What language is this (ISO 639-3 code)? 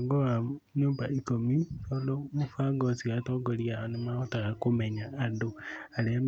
kik